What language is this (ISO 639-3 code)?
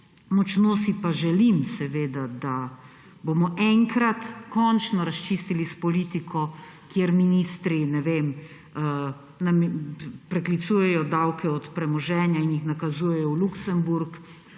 slv